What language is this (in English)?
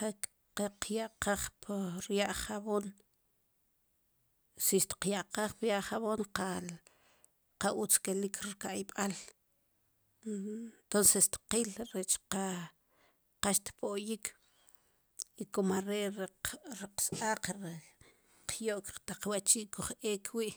Sipacapense